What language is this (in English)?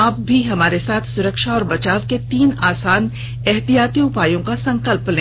Hindi